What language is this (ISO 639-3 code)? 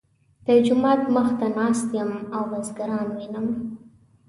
pus